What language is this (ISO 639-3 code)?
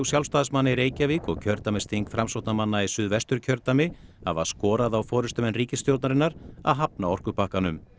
isl